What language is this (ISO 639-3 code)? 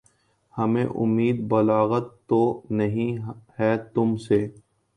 urd